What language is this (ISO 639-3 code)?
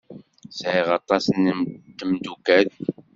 kab